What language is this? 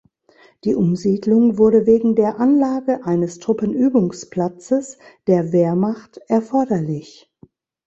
German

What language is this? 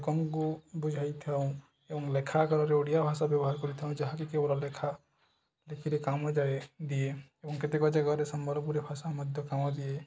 Odia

